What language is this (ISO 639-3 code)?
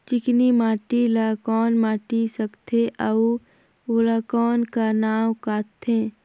hne